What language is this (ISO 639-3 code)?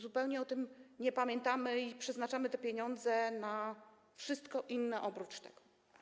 pol